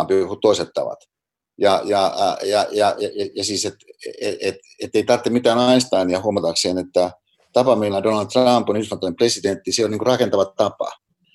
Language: Finnish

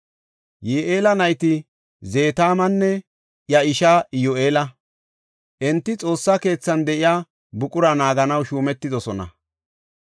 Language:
Gofa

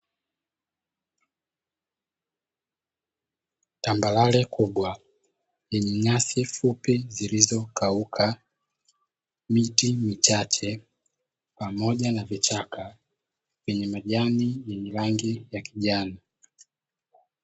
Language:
Swahili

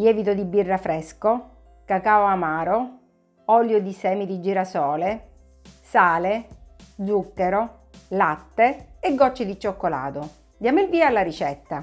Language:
Italian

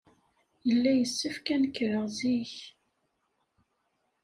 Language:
Kabyle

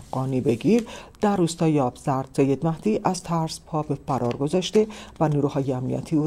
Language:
Persian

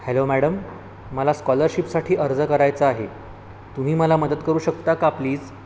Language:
Marathi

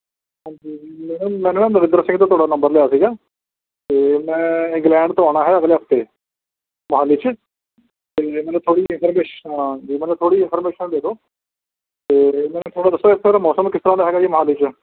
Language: Punjabi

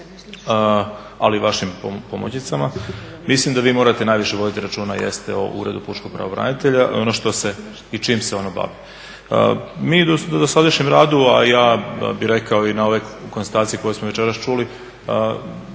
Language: Croatian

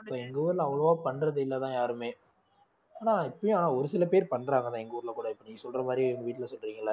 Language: Tamil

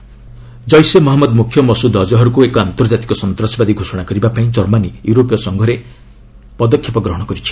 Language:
Odia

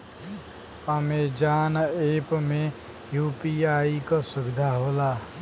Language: Bhojpuri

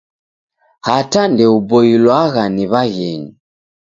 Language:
Taita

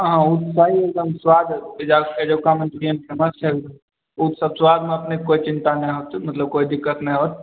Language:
Maithili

